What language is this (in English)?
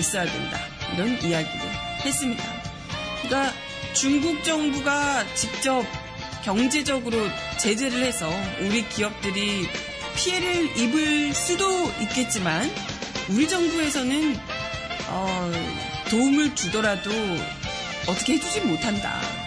Korean